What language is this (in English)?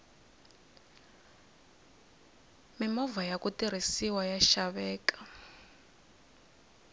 Tsonga